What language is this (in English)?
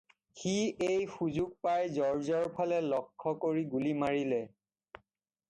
Assamese